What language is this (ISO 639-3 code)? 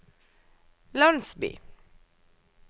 nor